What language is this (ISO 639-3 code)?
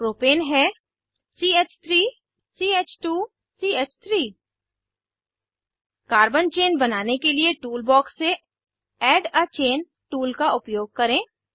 hin